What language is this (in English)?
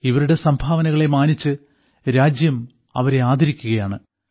Malayalam